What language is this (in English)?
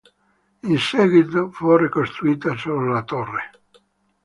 Italian